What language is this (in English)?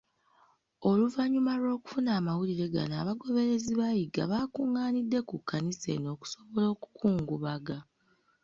Ganda